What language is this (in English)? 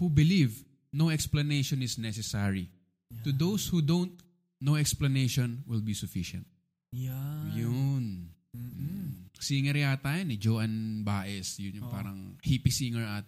Filipino